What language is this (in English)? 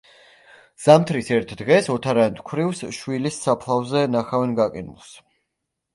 Georgian